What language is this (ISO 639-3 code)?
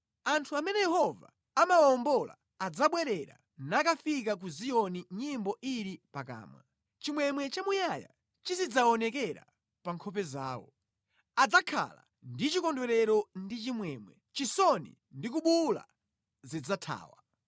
nya